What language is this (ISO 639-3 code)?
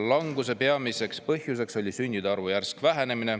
est